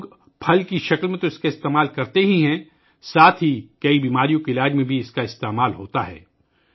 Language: Urdu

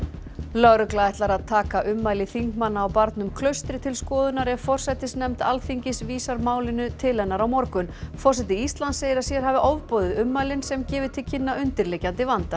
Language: Icelandic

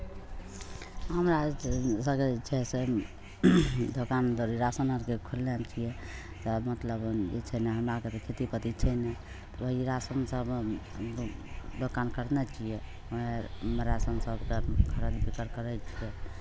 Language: Maithili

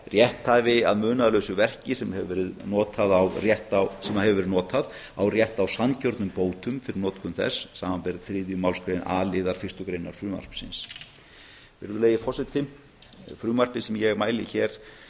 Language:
Icelandic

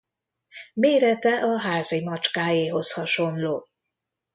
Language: Hungarian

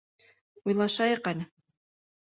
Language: Bashkir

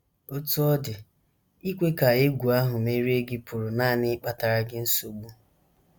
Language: Igbo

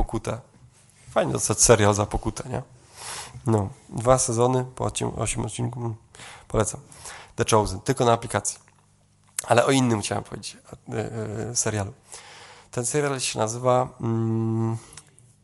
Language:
Polish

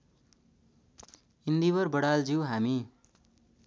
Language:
Nepali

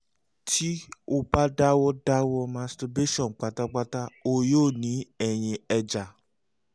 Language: Yoruba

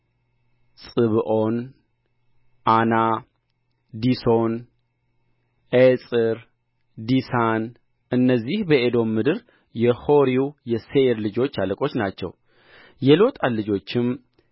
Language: Amharic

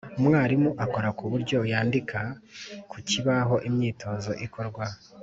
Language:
Kinyarwanda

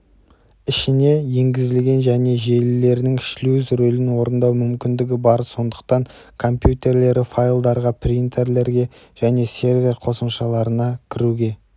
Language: Kazakh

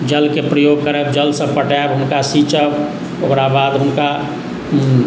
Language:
Maithili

